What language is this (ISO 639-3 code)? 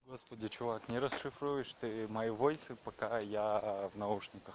rus